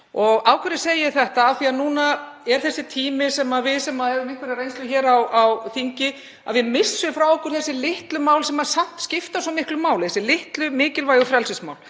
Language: Icelandic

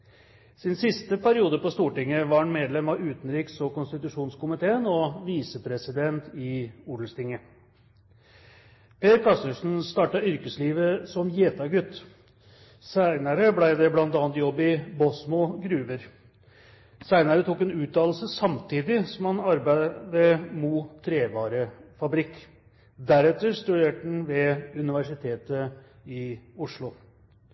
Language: Norwegian Bokmål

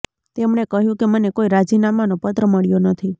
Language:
Gujarati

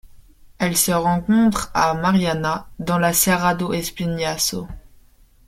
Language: French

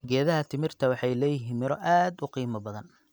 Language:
Somali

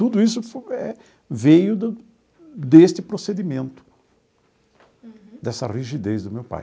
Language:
Portuguese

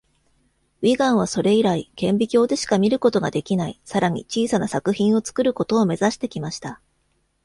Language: Japanese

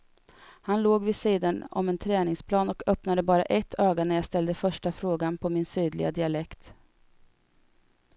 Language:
Swedish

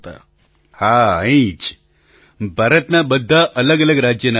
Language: Gujarati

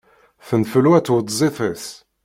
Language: Kabyle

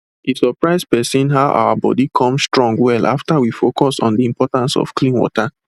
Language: Nigerian Pidgin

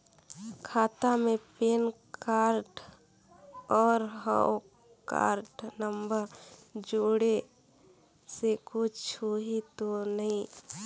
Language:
Chhattisgarhi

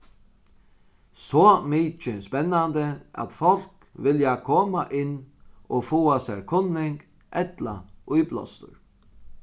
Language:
Faroese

